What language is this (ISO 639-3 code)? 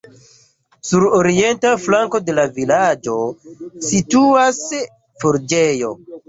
epo